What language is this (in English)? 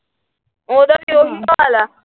Punjabi